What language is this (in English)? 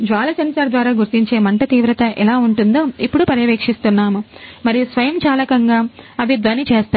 Telugu